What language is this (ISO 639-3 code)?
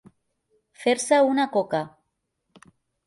cat